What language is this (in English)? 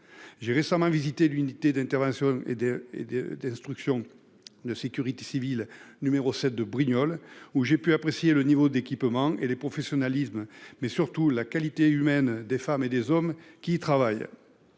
French